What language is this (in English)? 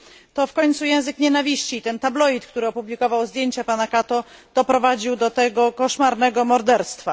Polish